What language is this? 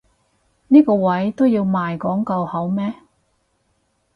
Cantonese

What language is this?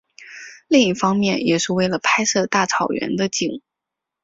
Chinese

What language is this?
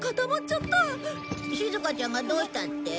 Japanese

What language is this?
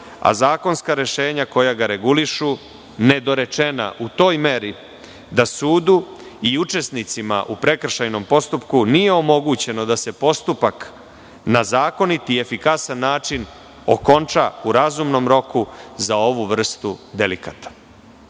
Serbian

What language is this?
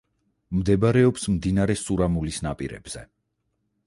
Georgian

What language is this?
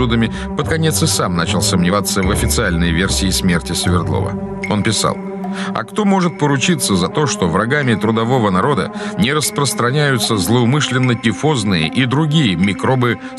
Russian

